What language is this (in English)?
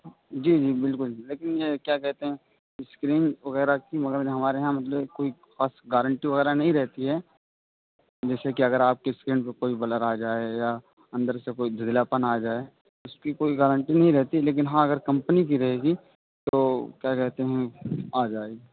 Urdu